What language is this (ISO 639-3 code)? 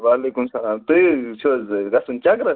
kas